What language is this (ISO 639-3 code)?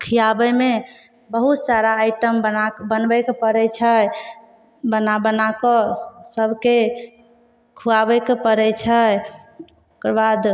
mai